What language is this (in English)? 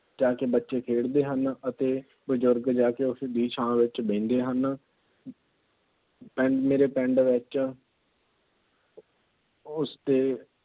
Punjabi